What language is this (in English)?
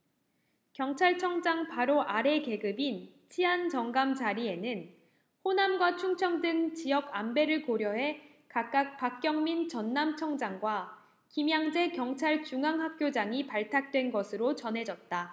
Korean